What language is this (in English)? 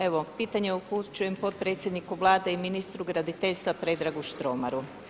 Croatian